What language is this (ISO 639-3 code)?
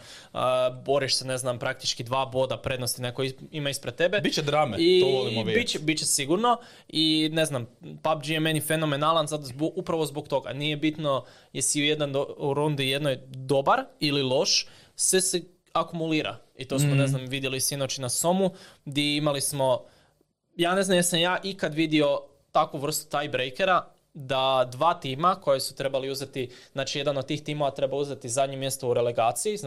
hrv